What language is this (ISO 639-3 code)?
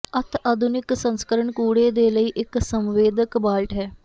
pan